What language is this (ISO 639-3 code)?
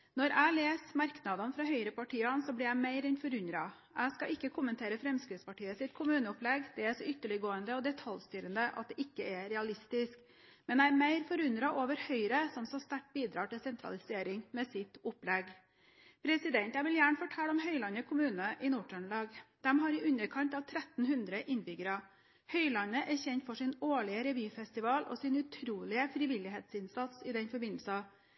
nob